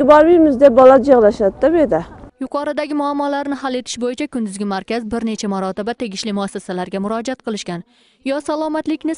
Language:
Turkish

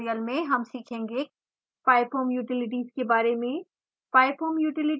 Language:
Hindi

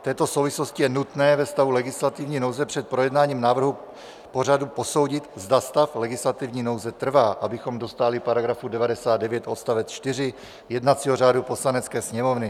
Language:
Czech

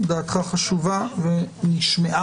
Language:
Hebrew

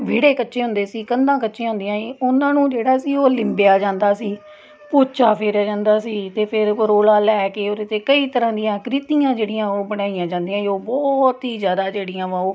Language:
Punjabi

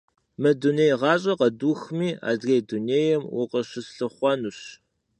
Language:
Kabardian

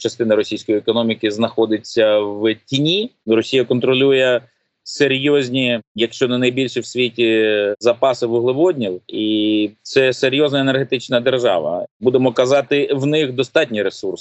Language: Ukrainian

